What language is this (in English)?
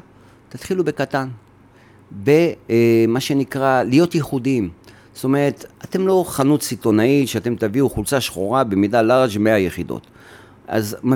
Hebrew